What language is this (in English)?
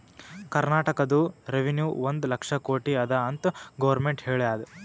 Kannada